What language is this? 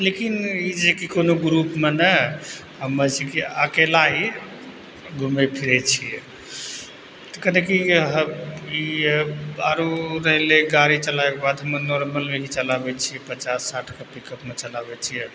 Maithili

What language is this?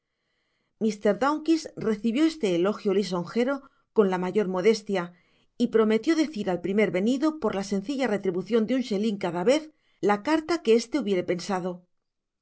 Spanish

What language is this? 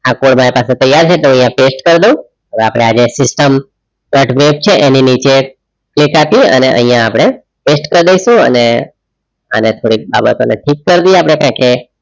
Gujarati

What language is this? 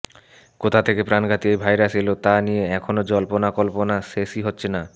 Bangla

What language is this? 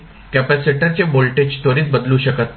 Marathi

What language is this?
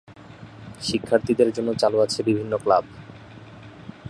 Bangla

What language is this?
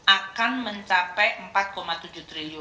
Indonesian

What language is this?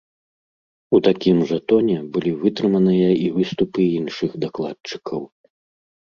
Belarusian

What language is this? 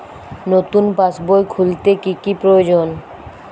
Bangla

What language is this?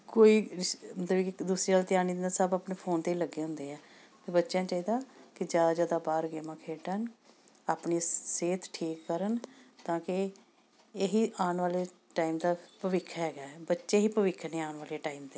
Punjabi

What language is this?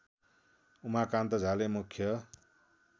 Nepali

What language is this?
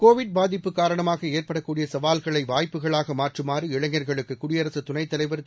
Tamil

